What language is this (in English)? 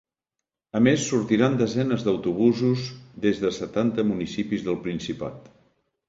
Catalan